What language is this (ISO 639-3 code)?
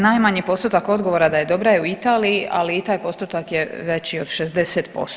hrv